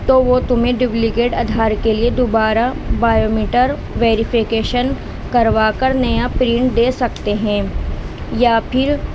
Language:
Urdu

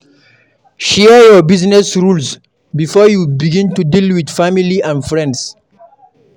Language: Nigerian Pidgin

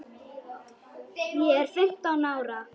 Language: Icelandic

